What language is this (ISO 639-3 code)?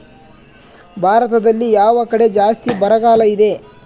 kan